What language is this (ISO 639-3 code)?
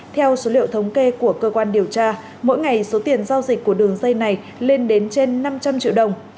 vie